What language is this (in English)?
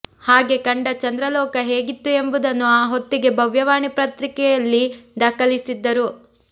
Kannada